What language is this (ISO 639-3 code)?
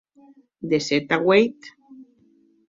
oci